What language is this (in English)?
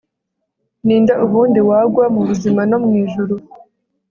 Kinyarwanda